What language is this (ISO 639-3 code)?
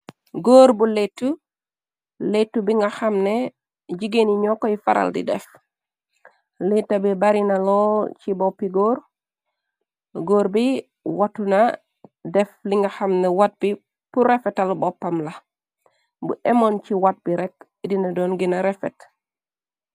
wol